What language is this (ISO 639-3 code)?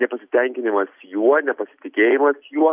lit